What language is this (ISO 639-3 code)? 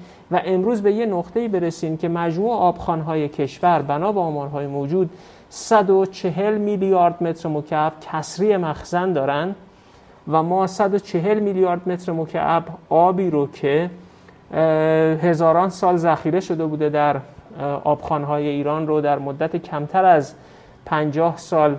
fas